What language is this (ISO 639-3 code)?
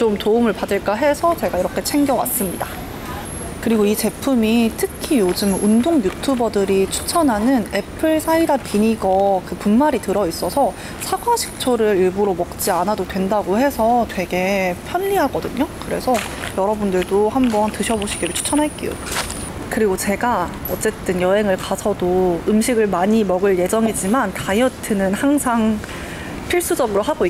kor